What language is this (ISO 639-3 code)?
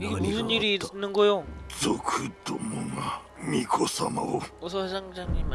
kor